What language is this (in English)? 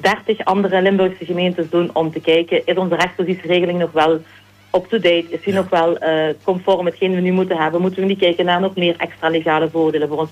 Dutch